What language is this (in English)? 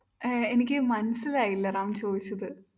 Malayalam